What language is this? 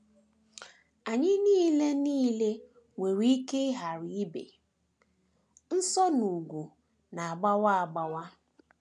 Igbo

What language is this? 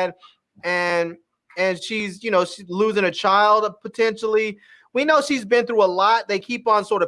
English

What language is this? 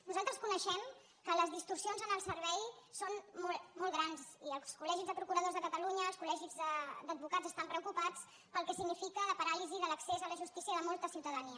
Catalan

